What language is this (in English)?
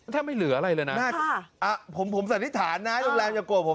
Thai